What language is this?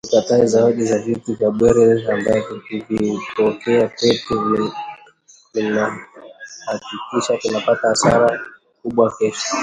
Swahili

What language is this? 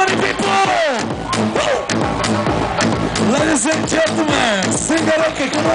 Italian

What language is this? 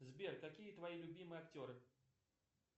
Russian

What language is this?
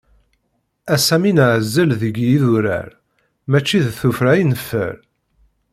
Kabyle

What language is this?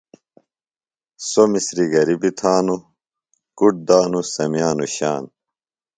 Phalura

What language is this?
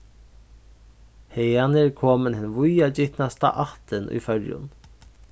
Faroese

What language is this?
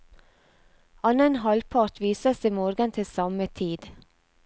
Norwegian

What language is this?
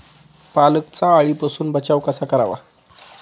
Marathi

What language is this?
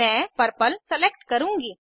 Hindi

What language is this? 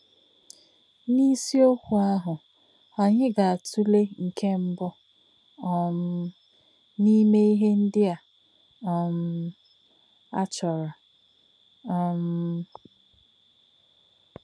Igbo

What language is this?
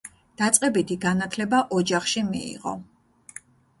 Georgian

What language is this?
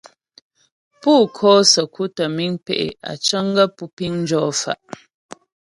Ghomala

